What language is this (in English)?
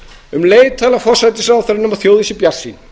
Icelandic